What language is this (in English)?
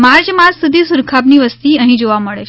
Gujarati